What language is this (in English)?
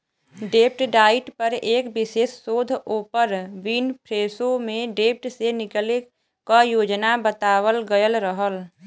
Bhojpuri